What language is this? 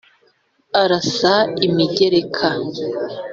Kinyarwanda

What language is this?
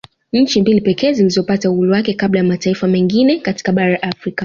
Swahili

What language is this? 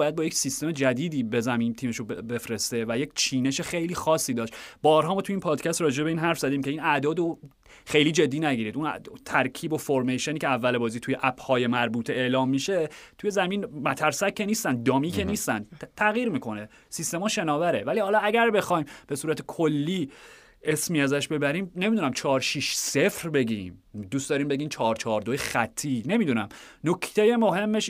Persian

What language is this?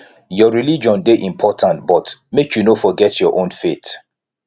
Nigerian Pidgin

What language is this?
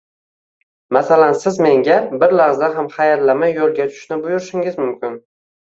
Uzbek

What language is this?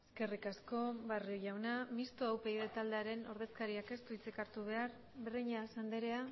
Basque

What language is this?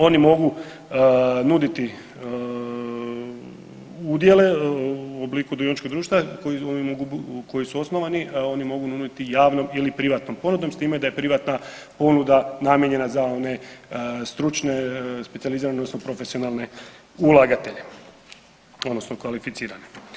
Croatian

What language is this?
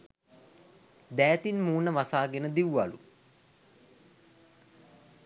Sinhala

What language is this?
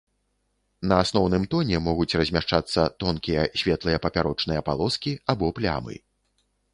Belarusian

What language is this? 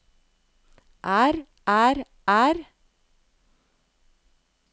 Norwegian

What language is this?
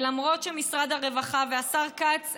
Hebrew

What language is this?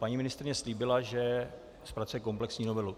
Czech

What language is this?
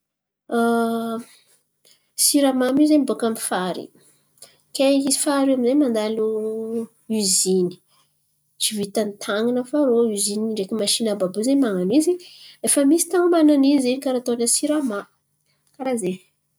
Antankarana Malagasy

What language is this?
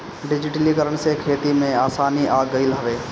Bhojpuri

